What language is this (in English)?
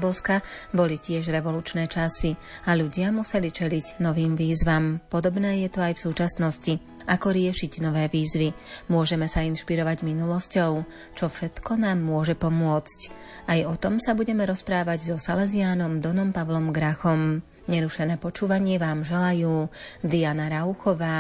Slovak